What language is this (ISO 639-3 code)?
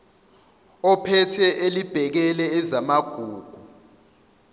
zul